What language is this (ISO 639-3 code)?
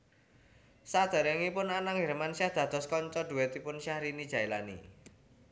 jav